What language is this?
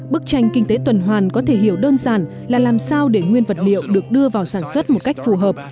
Vietnamese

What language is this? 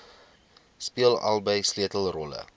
Afrikaans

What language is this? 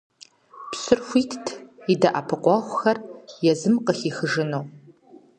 Kabardian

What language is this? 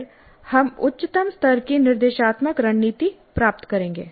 Hindi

